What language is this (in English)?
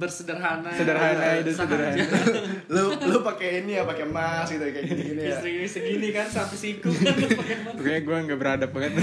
Indonesian